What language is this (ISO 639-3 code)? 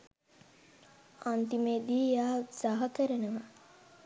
sin